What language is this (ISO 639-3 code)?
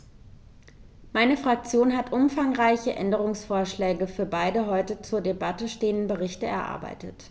deu